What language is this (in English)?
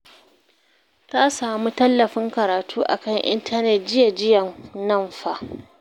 Hausa